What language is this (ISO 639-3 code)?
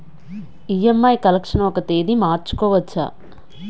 tel